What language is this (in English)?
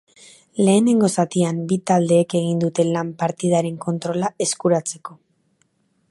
Basque